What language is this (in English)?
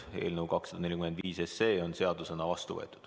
Estonian